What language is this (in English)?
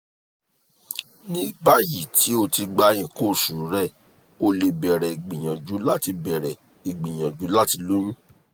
Yoruba